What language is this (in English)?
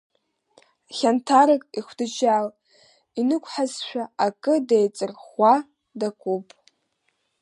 Abkhazian